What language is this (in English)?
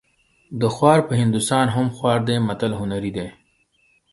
Pashto